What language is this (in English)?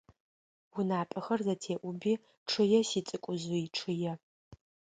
Adyghe